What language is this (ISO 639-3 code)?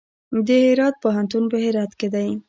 pus